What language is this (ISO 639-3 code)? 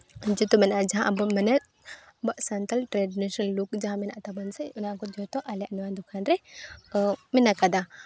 sat